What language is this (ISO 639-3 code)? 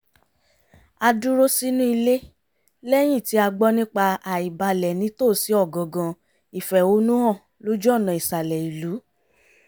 yor